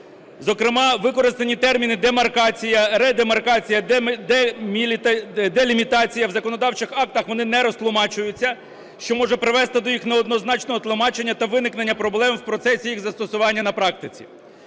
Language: Ukrainian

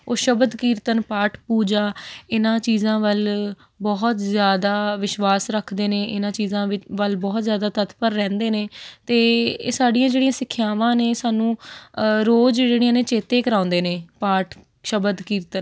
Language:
Punjabi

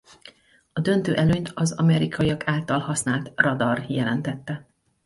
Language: Hungarian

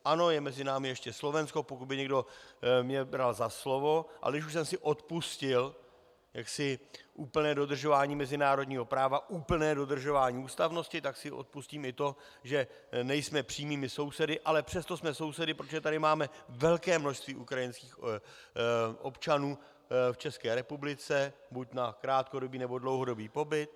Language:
Czech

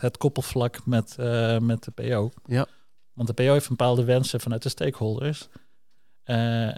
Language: Dutch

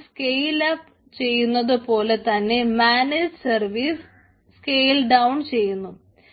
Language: Malayalam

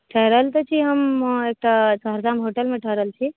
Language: Maithili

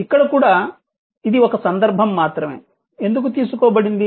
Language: Telugu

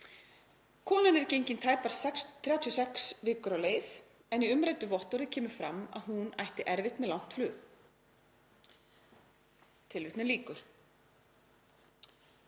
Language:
Icelandic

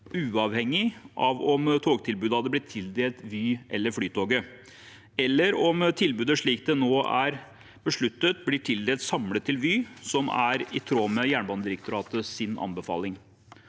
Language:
Norwegian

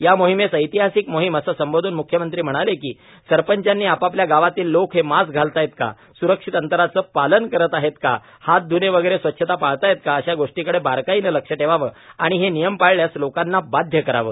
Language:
Marathi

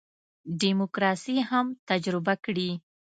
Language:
Pashto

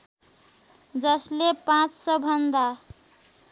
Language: Nepali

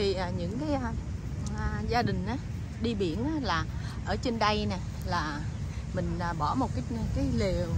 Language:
Vietnamese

